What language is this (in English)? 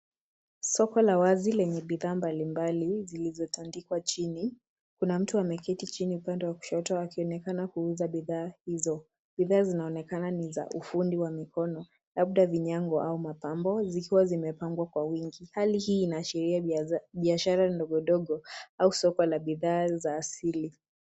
Swahili